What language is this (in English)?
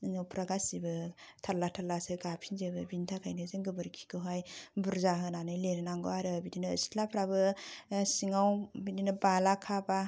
Bodo